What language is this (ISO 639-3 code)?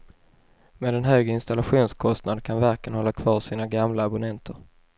swe